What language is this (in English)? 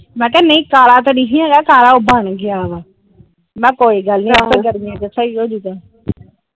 Punjabi